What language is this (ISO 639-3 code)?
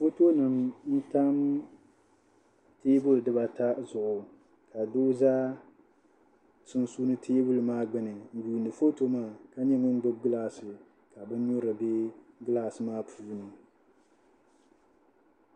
dag